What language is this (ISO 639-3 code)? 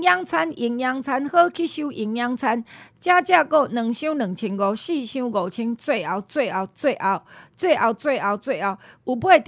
zho